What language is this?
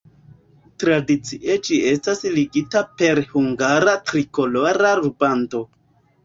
Esperanto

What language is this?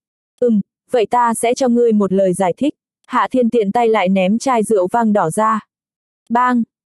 Vietnamese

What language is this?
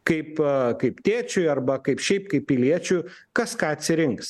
Lithuanian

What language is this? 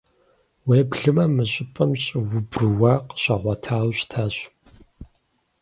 Kabardian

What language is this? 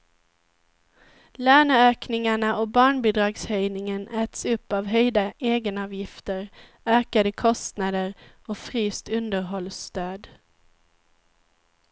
Swedish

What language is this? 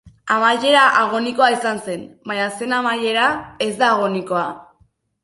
Basque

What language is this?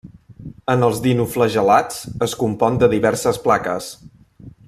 Catalan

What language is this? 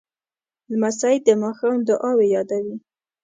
Pashto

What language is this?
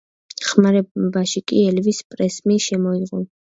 Georgian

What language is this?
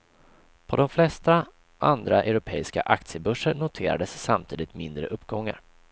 Swedish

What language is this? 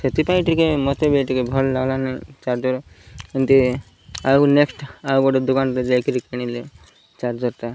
Odia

